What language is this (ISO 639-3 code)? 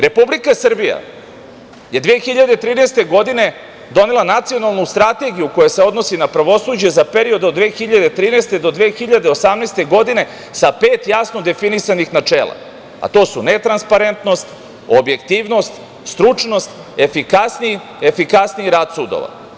srp